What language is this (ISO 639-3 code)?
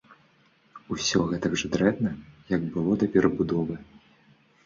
bel